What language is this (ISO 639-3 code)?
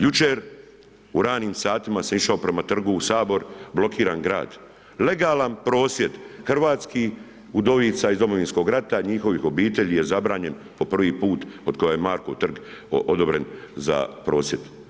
hrv